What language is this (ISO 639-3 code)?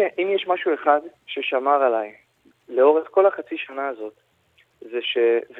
heb